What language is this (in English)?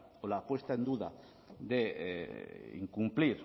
Spanish